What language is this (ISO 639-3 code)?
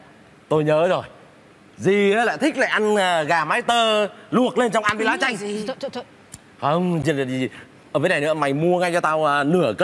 vie